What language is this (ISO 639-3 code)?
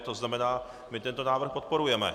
ces